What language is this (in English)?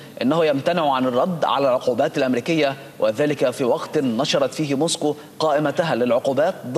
Arabic